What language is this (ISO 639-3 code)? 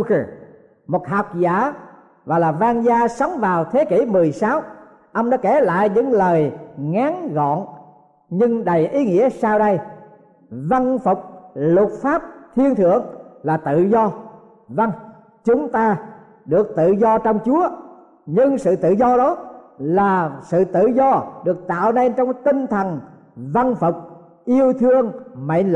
vie